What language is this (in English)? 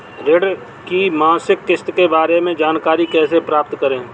Hindi